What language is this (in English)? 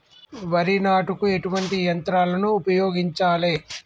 Telugu